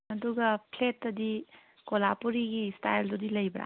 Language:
Manipuri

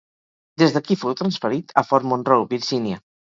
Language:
Catalan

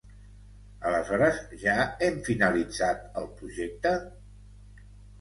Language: Catalan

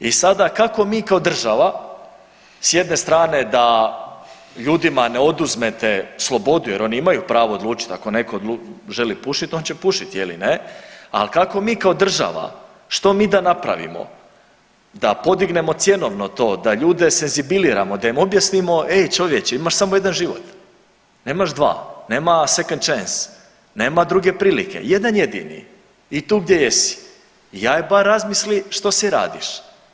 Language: Croatian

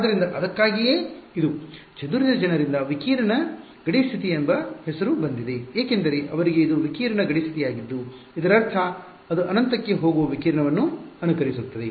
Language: Kannada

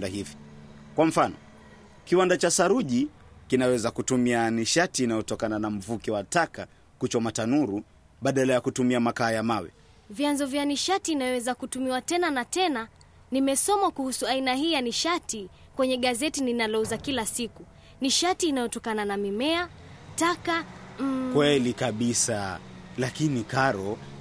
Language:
Swahili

